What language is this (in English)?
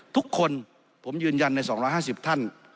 Thai